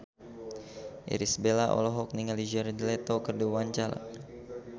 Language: Sundanese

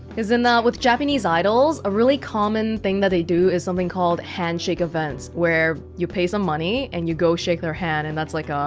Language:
English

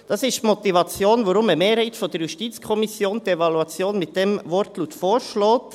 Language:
Swiss German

